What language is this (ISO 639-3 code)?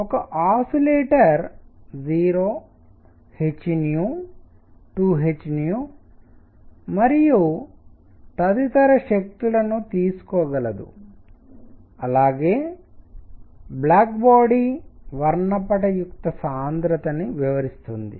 tel